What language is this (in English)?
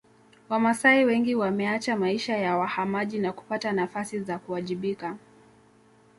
Swahili